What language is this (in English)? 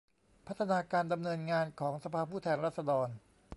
Thai